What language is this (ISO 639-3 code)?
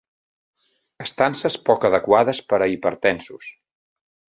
cat